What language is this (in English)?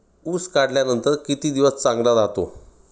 Marathi